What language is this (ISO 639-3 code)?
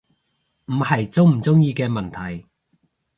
yue